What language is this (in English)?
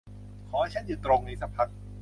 Thai